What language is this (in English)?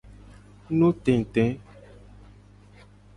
Gen